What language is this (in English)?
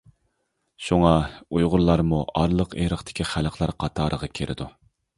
Uyghur